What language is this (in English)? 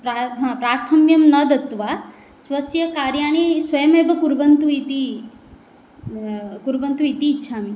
Sanskrit